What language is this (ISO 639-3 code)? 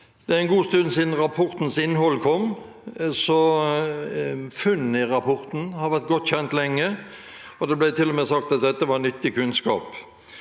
nor